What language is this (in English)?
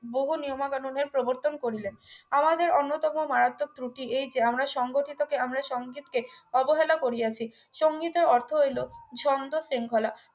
Bangla